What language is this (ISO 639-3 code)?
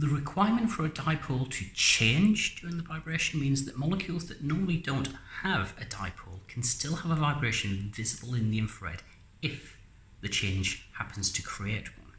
eng